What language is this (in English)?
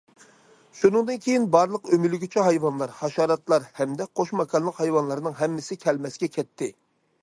Uyghur